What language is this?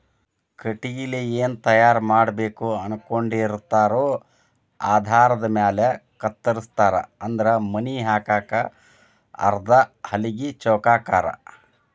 Kannada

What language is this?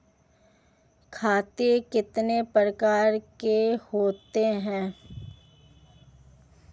Hindi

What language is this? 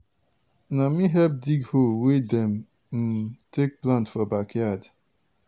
Nigerian Pidgin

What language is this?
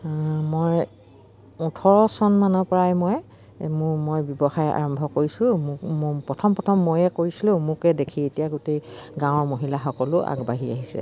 Assamese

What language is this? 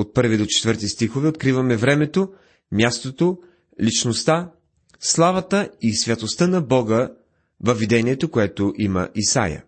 Bulgarian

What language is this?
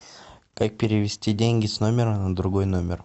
Russian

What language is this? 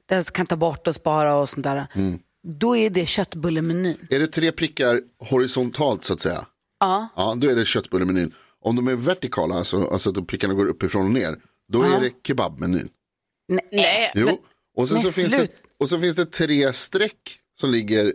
Swedish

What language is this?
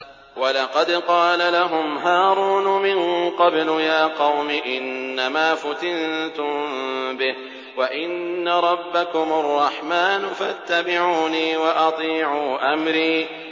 Arabic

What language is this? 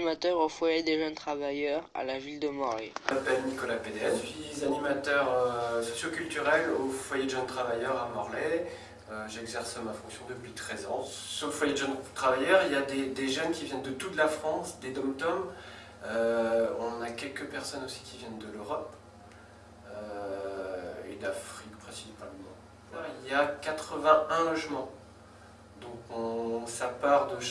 French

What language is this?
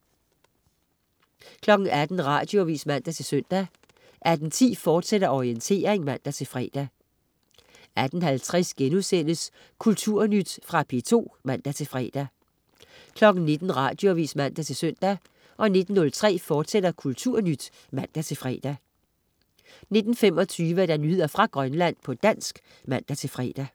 Danish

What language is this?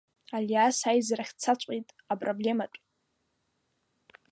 Abkhazian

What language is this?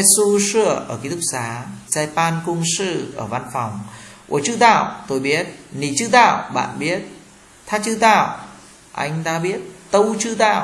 Vietnamese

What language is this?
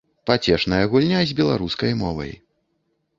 Belarusian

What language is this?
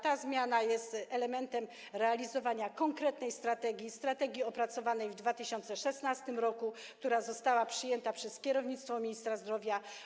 Polish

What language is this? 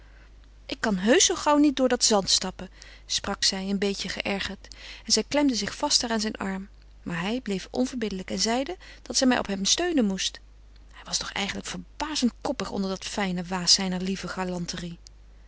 Dutch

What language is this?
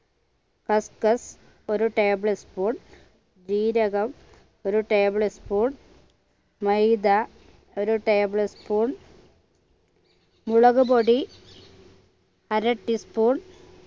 Malayalam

